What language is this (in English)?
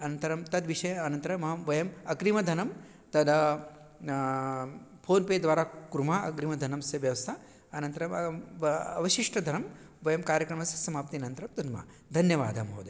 Sanskrit